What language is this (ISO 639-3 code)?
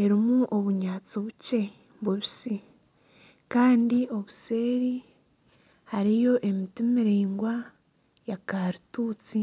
nyn